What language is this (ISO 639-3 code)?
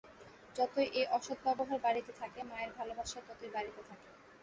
ben